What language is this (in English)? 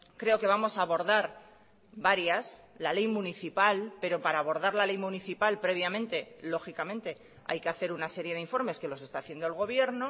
Spanish